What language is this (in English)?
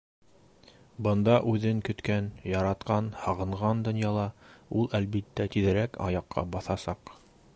Bashkir